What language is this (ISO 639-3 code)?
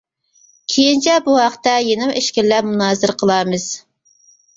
uig